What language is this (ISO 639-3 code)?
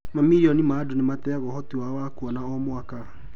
kik